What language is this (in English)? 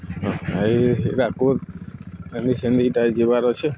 Odia